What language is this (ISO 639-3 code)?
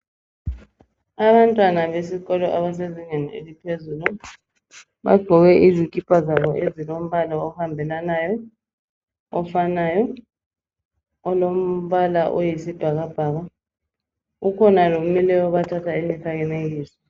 nde